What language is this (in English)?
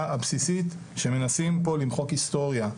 Hebrew